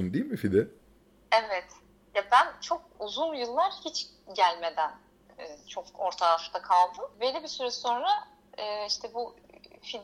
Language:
Turkish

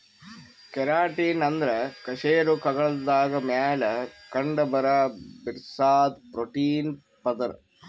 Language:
Kannada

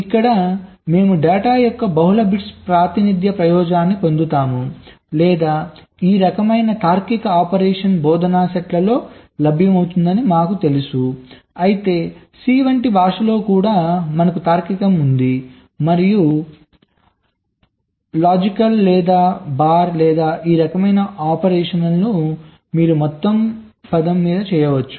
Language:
Telugu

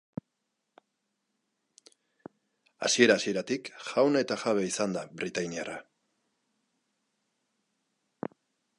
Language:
Basque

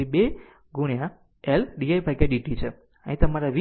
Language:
Gujarati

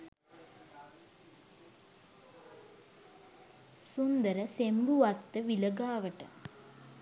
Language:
Sinhala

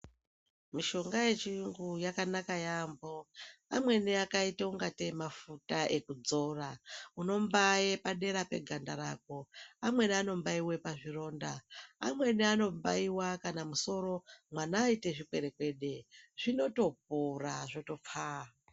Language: Ndau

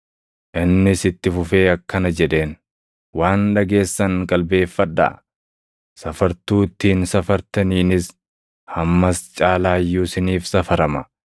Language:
Oromo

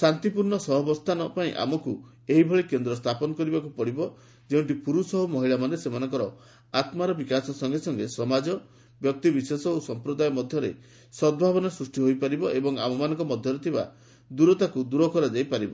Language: Odia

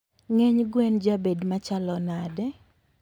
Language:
Luo (Kenya and Tanzania)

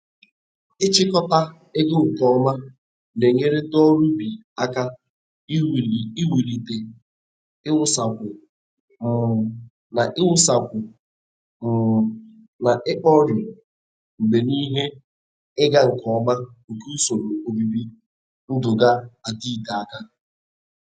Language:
Igbo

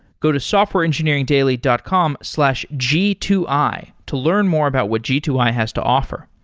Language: English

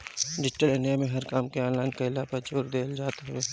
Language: Bhojpuri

